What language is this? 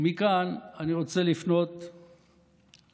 Hebrew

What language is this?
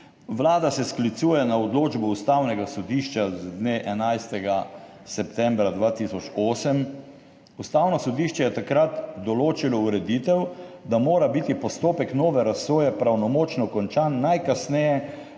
Slovenian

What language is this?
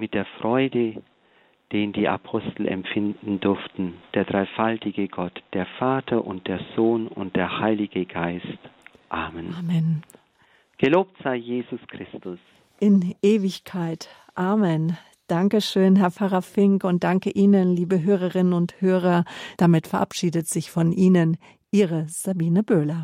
German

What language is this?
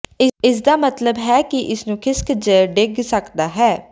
Punjabi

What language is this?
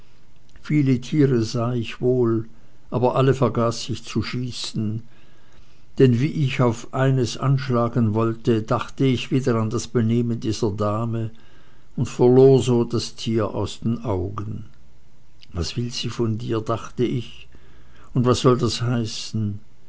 German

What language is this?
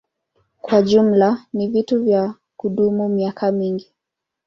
Swahili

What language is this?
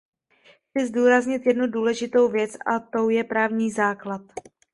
Czech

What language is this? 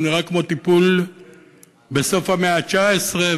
Hebrew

